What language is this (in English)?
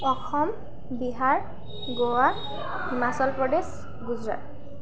Assamese